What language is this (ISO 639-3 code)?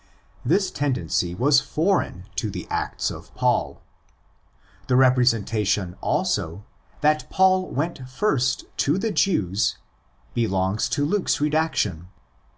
eng